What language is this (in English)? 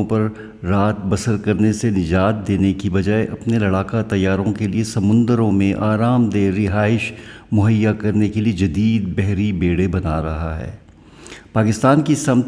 Urdu